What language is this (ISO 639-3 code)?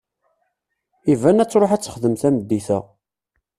kab